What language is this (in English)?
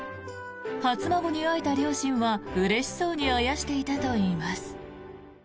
Japanese